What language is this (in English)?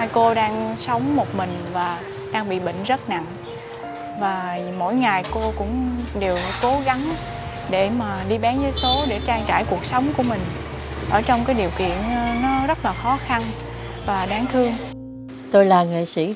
Vietnamese